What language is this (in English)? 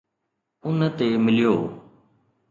Sindhi